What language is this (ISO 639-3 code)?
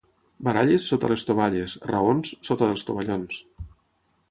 cat